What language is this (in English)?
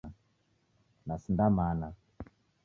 Taita